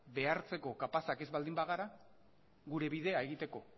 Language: Basque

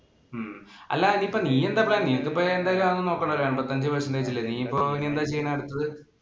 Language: Malayalam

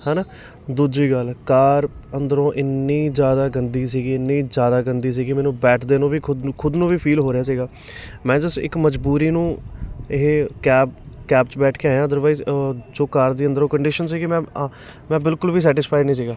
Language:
Punjabi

